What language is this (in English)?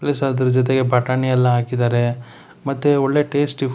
Kannada